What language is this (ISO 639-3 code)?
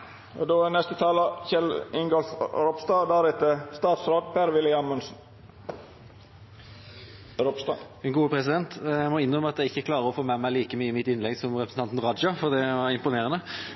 nob